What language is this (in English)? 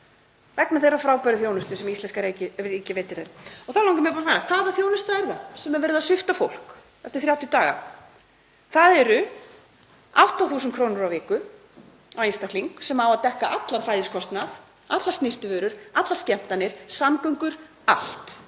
Icelandic